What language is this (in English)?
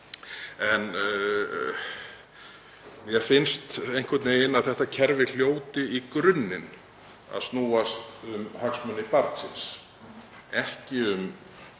Icelandic